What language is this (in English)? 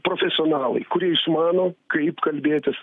Lithuanian